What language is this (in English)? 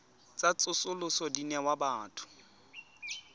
Tswana